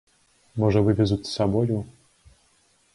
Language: Belarusian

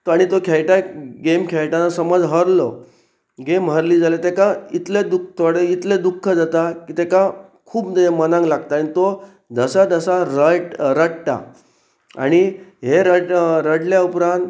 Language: Konkani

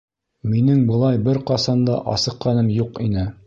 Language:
Bashkir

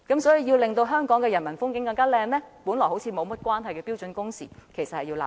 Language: Cantonese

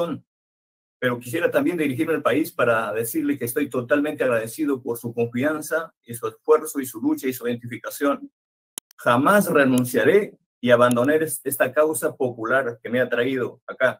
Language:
Spanish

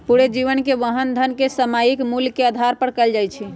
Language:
Magahi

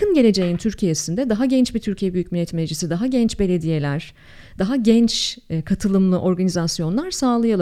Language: Turkish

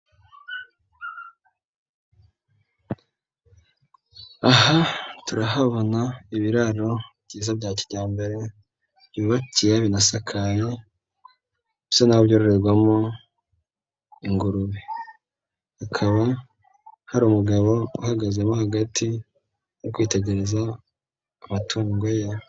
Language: Kinyarwanda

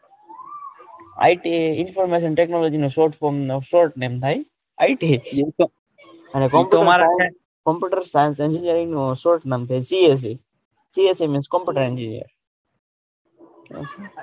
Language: Gujarati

